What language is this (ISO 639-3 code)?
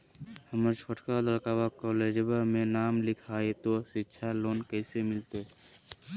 mag